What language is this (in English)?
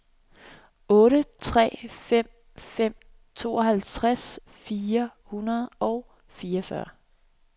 Danish